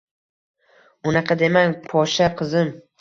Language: Uzbek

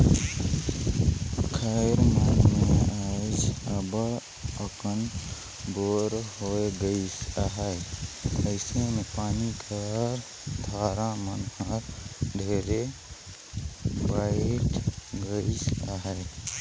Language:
Chhattisgarhi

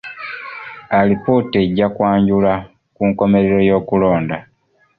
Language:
Ganda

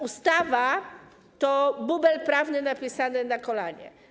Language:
Polish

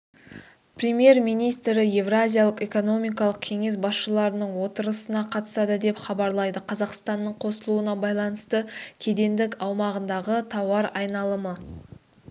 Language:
Kazakh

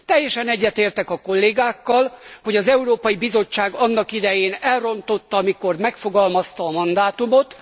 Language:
Hungarian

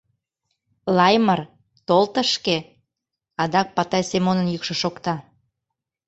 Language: Mari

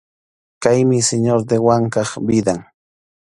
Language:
Arequipa-La Unión Quechua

